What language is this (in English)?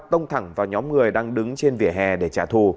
Vietnamese